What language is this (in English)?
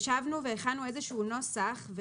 Hebrew